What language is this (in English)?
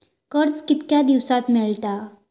Marathi